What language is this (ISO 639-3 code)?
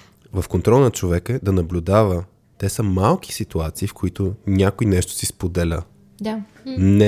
bul